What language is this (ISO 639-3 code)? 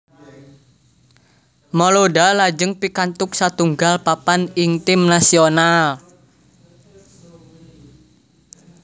jav